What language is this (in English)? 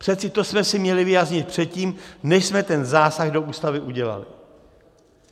Czech